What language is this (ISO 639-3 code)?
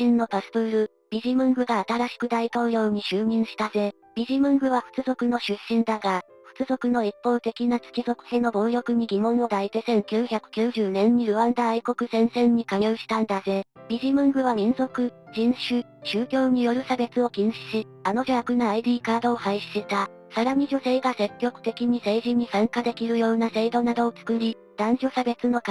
jpn